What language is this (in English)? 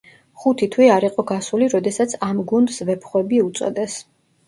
Georgian